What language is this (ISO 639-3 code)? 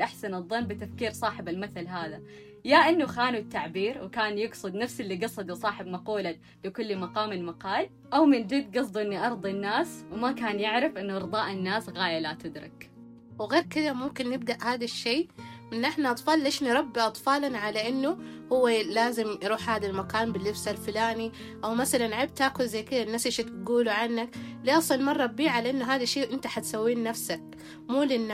ara